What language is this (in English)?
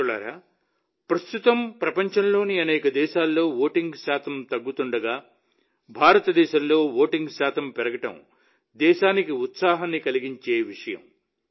Telugu